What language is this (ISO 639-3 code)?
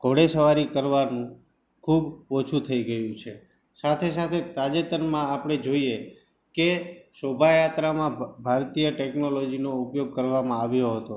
guj